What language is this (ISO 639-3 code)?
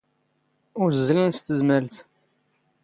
zgh